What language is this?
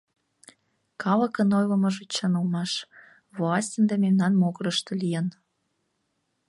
Mari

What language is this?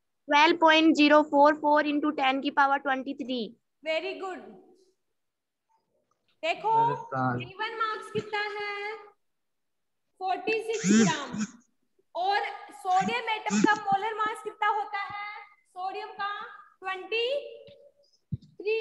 Hindi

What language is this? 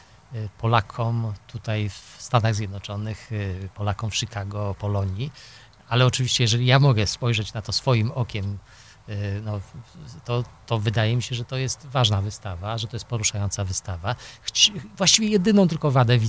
Polish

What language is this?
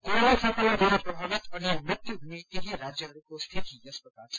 Nepali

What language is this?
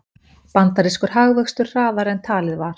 Icelandic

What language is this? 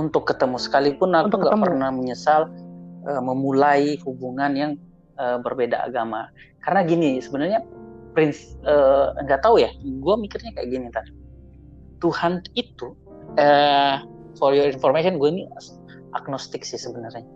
Indonesian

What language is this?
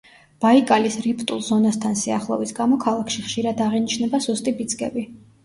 Georgian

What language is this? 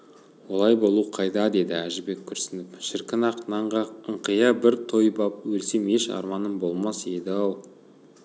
Kazakh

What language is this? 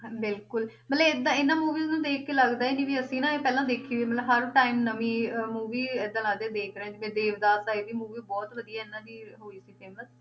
Punjabi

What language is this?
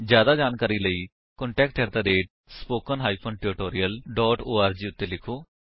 Punjabi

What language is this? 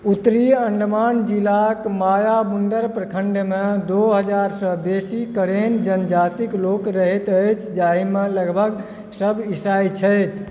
Maithili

